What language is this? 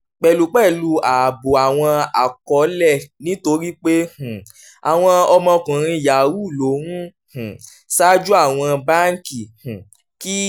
Yoruba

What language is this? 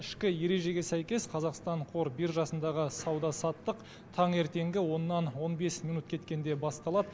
Kazakh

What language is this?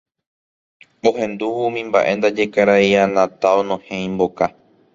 Guarani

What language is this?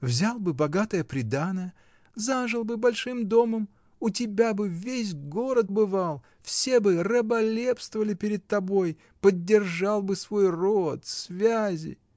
Russian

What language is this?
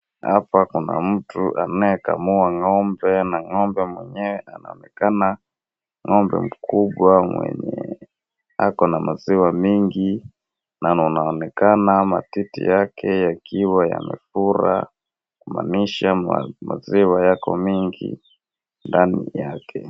Swahili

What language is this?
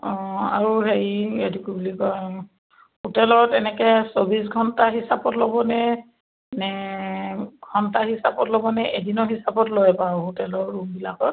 Assamese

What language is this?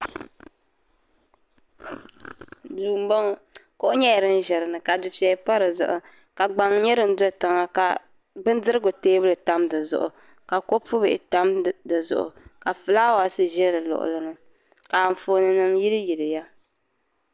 Dagbani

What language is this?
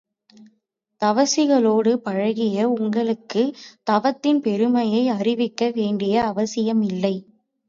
Tamil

